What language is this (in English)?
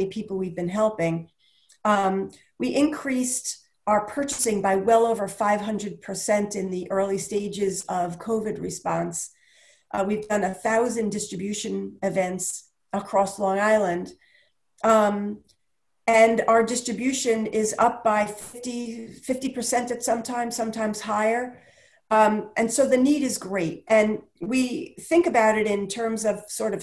English